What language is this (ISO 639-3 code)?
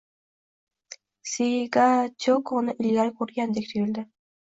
uzb